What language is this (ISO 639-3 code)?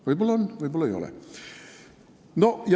est